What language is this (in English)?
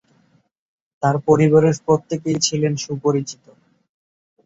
Bangla